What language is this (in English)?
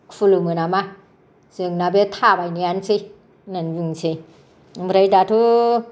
Bodo